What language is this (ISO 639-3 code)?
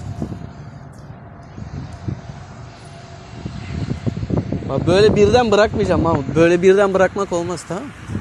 tur